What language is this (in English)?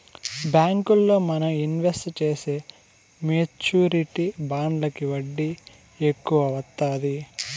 Telugu